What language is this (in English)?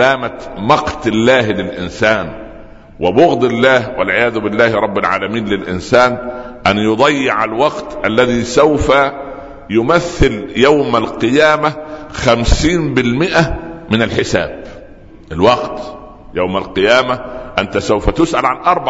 Arabic